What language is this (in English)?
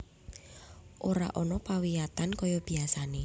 Javanese